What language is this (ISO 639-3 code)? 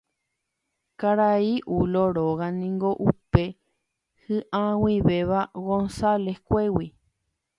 grn